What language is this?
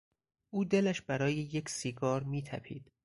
Persian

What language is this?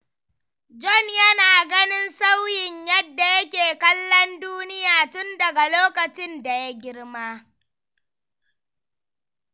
Hausa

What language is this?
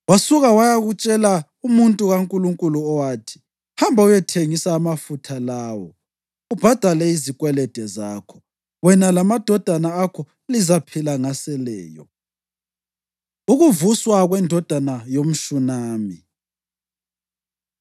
North Ndebele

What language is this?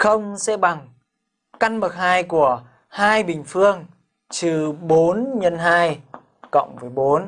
Vietnamese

